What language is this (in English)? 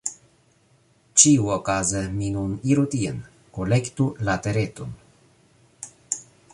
Esperanto